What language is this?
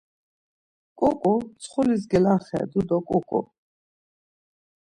Laz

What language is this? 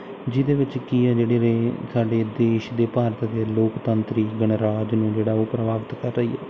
Punjabi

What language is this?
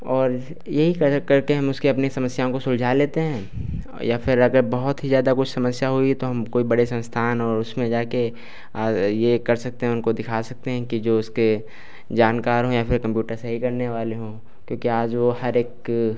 Hindi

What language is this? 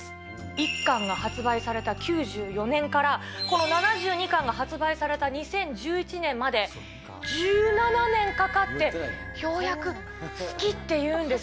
Japanese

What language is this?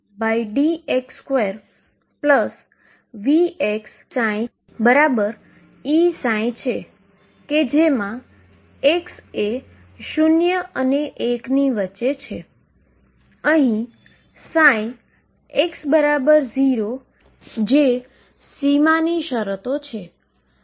Gujarati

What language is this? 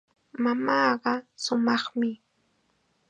Chiquián Ancash Quechua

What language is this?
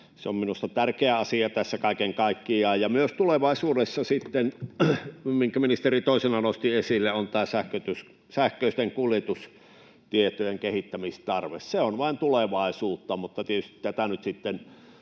Finnish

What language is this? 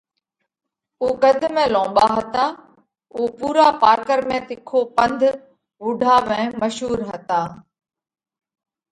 Parkari Koli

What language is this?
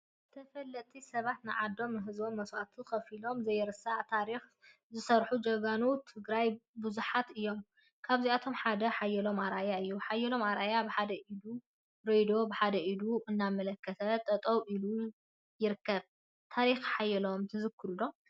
Tigrinya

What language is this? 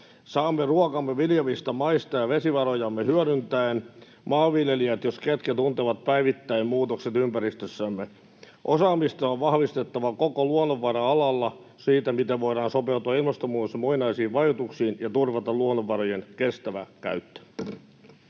Finnish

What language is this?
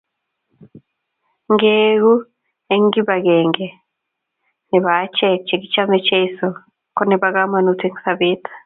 Kalenjin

